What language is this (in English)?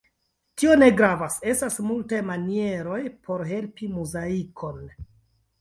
Esperanto